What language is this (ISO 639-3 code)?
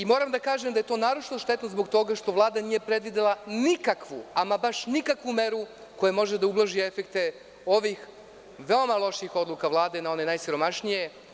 srp